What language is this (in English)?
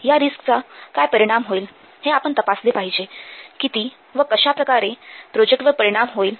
Marathi